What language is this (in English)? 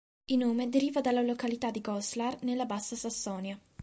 Italian